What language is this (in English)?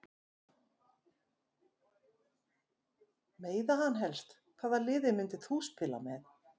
Icelandic